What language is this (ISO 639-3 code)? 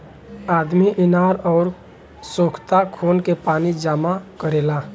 bho